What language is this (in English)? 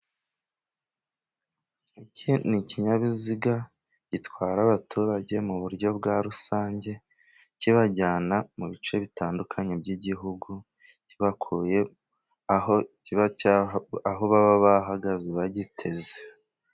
Kinyarwanda